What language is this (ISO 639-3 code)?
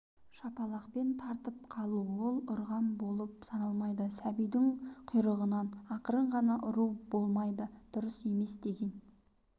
kaz